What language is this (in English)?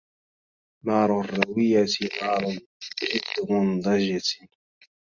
Arabic